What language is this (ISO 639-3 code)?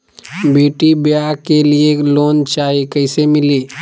mag